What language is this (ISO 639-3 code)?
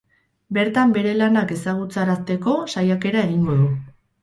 eus